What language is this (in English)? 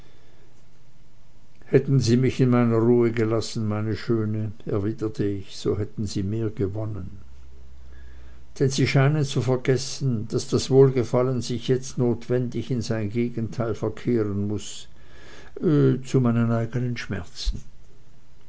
German